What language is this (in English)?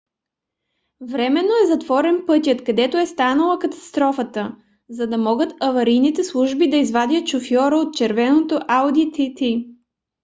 Bulgarian